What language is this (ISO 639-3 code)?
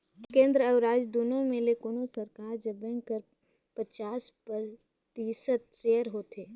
hne